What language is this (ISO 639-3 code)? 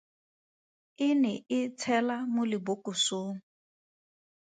tsn